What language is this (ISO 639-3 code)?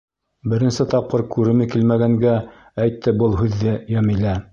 bak